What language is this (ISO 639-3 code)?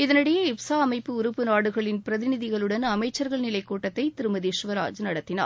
tam